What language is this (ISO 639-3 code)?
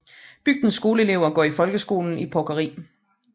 dan